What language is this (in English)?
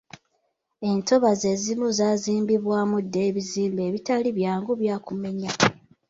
Ganda